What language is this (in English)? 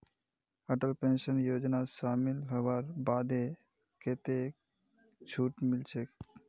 Magahi